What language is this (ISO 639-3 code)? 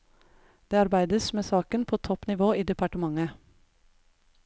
nor